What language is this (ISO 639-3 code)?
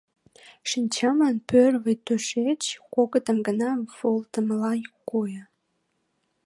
chm